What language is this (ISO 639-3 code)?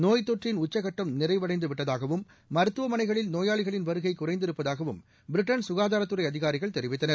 tam